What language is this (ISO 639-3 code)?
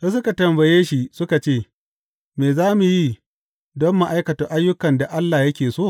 hau